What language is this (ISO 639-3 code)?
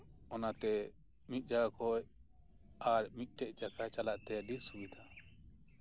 sat